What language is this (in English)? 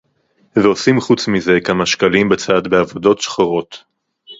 Hebrew